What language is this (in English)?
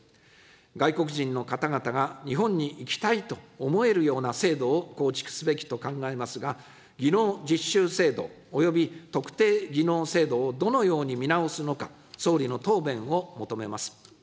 Japanese